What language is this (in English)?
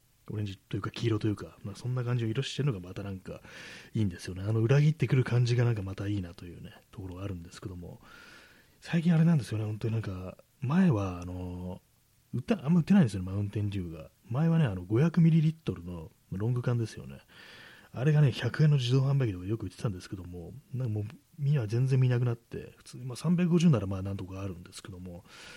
Japanese